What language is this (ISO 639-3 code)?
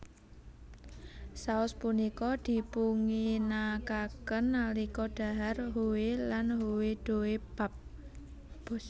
jav